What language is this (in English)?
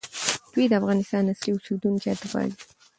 Pashto